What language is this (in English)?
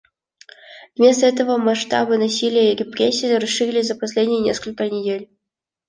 Russian